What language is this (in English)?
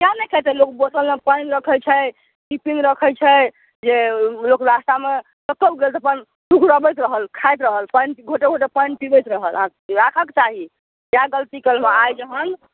Maithili